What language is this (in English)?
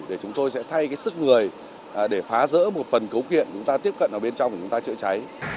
Vietnamese